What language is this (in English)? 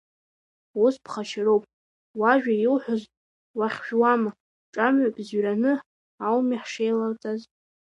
Abkhazian